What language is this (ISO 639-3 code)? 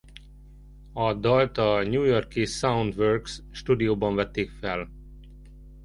hun